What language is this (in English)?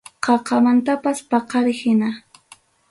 Ayacucho Quechua